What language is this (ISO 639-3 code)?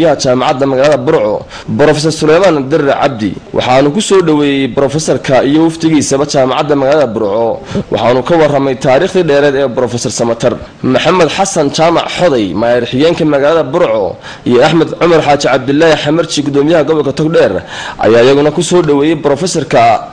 ara